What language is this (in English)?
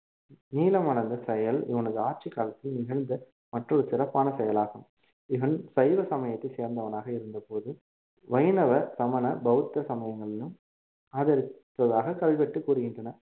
Tamil